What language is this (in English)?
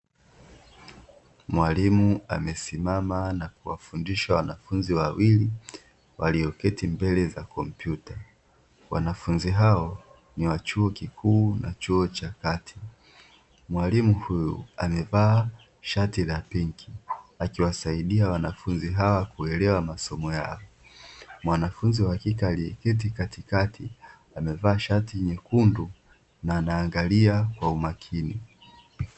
Swahili